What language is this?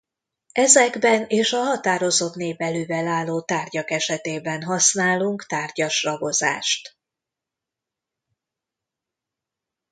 Hungarian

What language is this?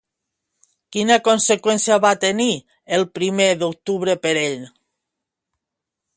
Catalan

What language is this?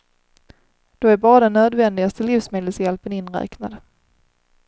Swedish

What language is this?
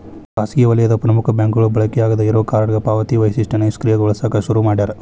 Kannada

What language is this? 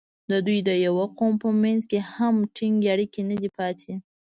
Pashto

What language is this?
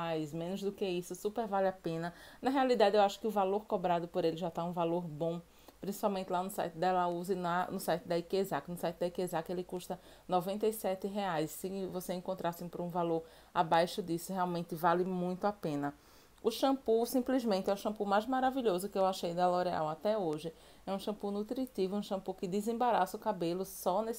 Portuguese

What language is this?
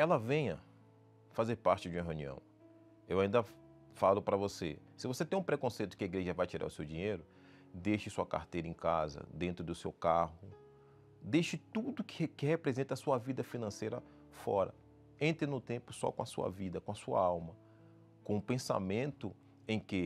Portuguese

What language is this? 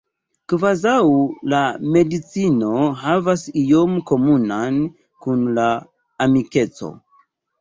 Esperanto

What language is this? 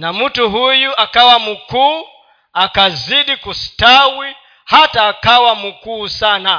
Swahili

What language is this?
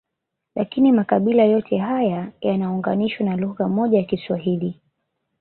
Swahili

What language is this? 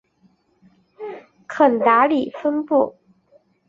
Chinese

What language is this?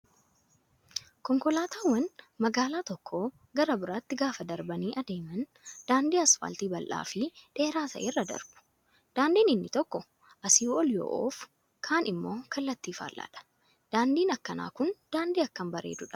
Oromo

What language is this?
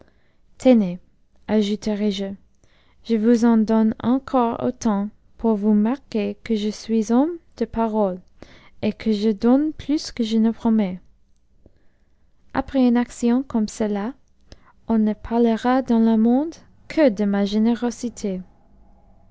French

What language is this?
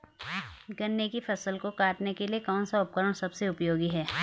Hindi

